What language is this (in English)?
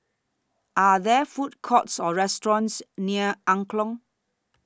English